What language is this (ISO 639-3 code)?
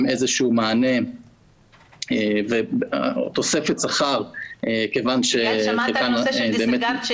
heb